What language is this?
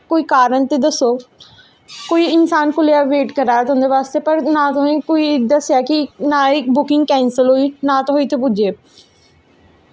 Dogri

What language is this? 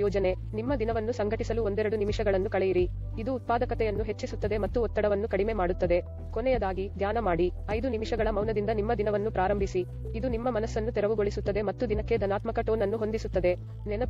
Arabic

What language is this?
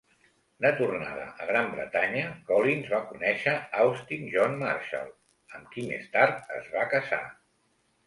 Catalan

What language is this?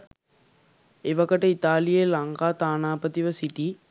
Sinhala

